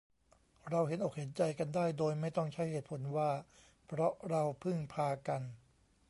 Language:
Thai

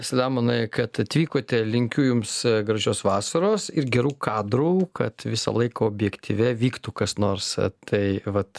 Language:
Lithuanian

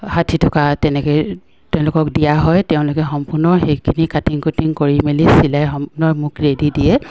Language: Assamese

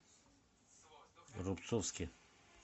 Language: Russian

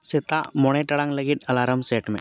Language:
Santali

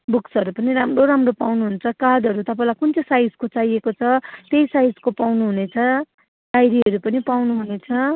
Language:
Nepali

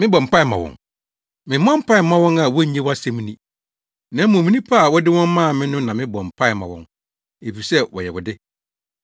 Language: Akan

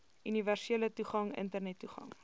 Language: Afrikaans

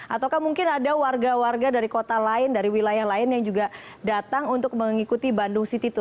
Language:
Indonesian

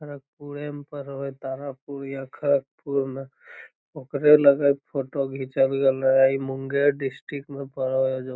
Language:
Magahi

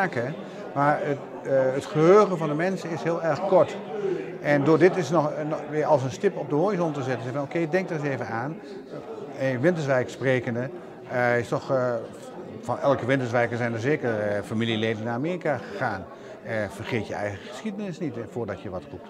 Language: Dutch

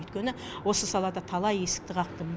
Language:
Kazakh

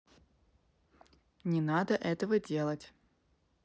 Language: Russian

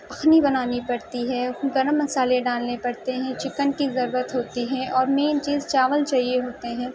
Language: Urdu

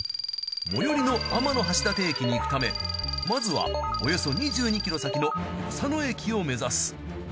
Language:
Japanese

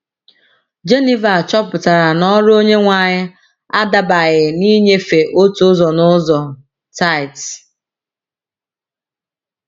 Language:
Igbo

